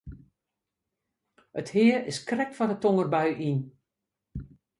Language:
Western Frisian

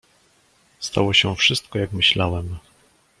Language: Polish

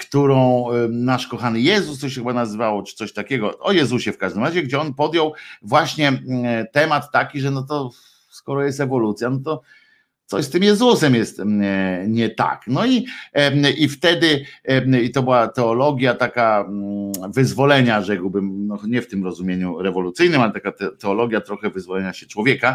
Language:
Polish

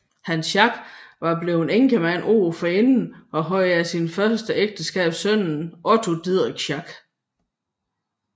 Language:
Danish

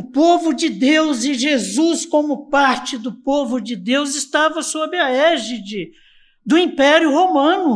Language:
Portuguese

